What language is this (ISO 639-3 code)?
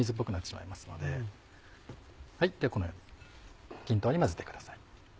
jpn